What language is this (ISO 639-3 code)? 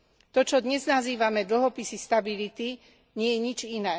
slk